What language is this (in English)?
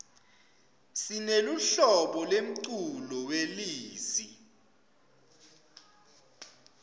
Swati